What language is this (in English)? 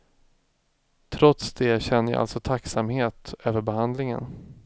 Swedish